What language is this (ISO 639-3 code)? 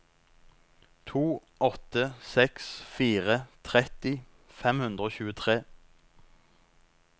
nor